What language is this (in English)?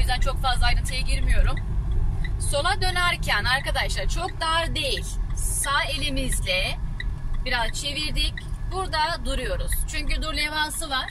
Turkish